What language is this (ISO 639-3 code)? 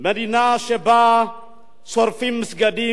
heb